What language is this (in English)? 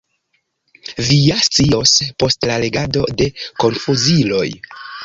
Esperanto